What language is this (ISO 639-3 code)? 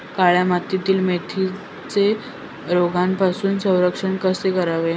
mar